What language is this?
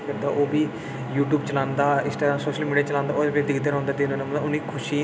Dogri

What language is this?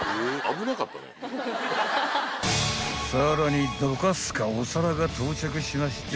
Japanese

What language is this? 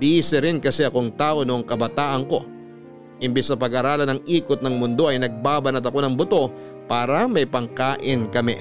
Filipino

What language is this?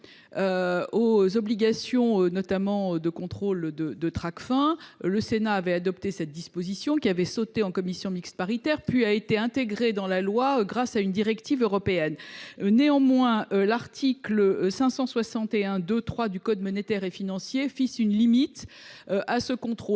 French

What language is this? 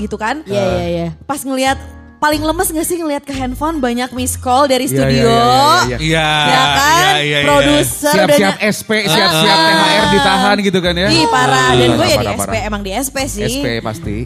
Indonesian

